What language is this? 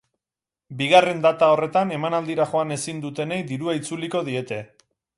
Basque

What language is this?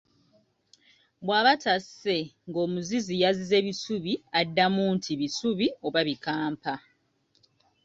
Ganda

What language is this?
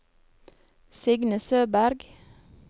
Norwegian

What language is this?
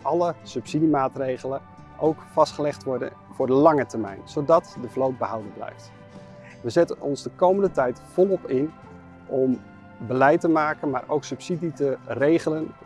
Dutch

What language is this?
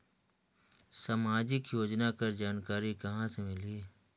Chhattisgarhi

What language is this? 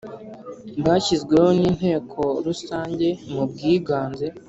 Kinyarwanda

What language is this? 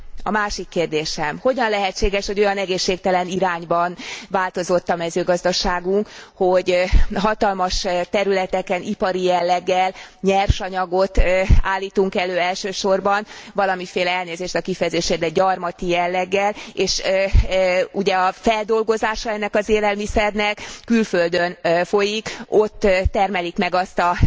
Hungarian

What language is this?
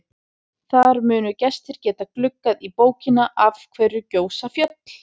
Icelandic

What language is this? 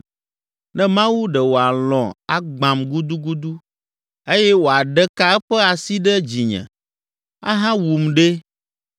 Ewe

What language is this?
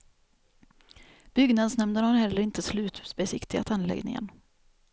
Swedish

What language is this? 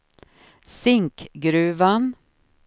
Swedish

